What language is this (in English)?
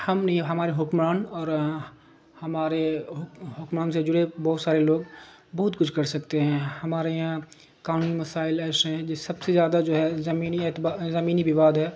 Urdu